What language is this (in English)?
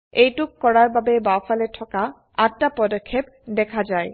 Assamese